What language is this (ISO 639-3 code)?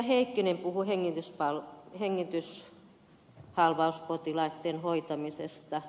fin